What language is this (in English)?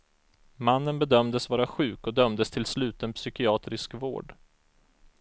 Swedish